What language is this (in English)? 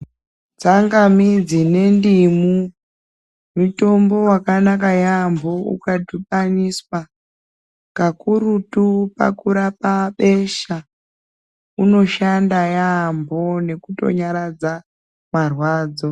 Ndau